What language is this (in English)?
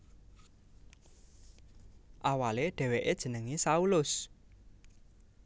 Javanese